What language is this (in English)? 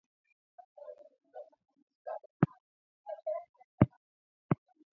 Swahili